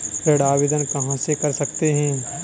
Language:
Hindi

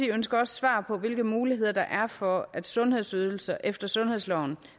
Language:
Danish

